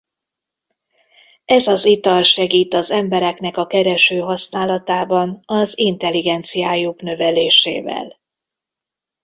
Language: Hungarian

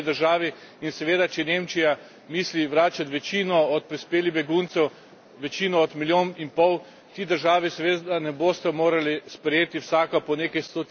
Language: Slovenian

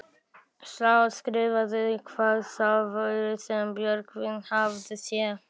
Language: Icelandic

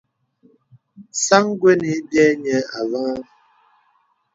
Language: Bebele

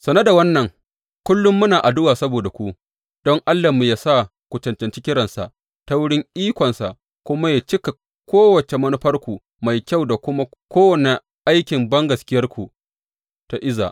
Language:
Hausa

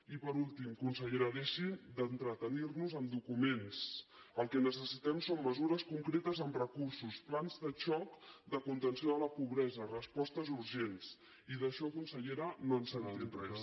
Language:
Catalan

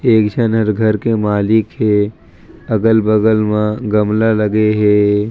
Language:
Chhattisgarhi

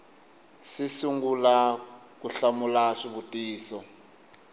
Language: Tsonga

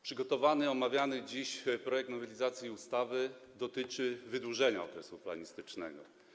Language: Polish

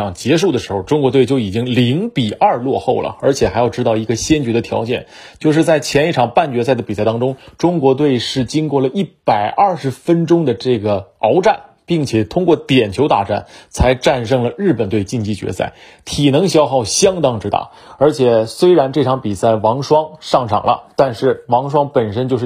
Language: Chinese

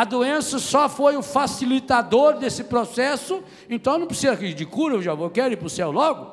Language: Portuguese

